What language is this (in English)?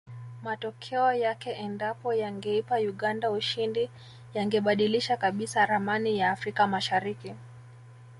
Swahili